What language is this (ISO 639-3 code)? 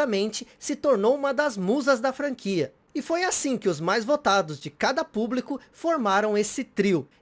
por